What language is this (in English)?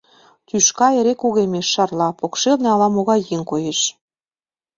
Mari